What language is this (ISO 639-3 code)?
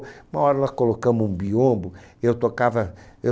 por